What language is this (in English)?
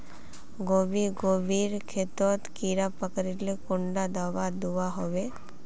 Magahi